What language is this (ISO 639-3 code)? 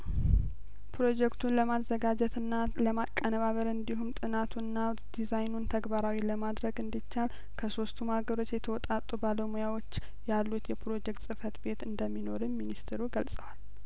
amh